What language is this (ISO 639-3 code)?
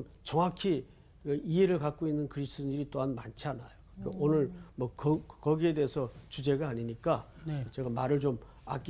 kor